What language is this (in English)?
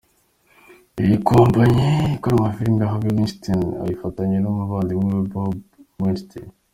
Kinyarwanda